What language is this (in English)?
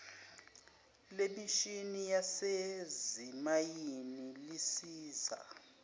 Zulu